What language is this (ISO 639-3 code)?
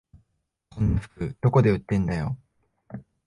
jpn